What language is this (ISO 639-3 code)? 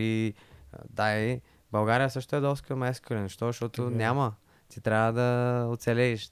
bul